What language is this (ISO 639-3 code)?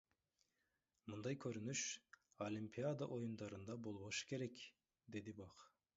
kir